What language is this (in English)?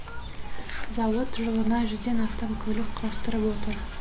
Kazakh